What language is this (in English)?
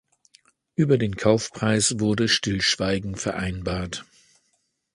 German